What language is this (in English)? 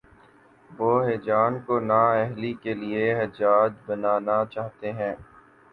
Urdu